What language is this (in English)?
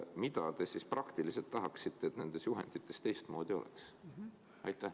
Estonian